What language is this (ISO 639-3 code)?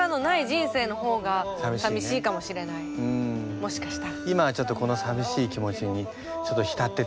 jpn